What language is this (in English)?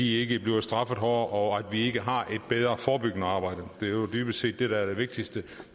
Danish